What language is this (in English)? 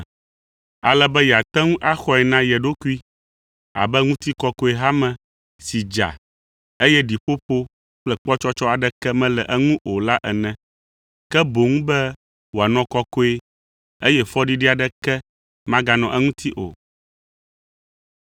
Ewe